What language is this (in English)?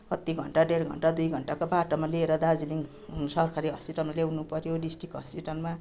Nepali